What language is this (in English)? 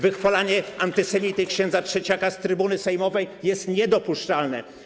Polish